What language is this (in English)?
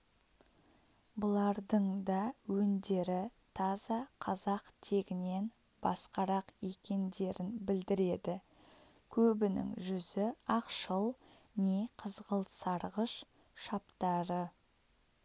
Kazakh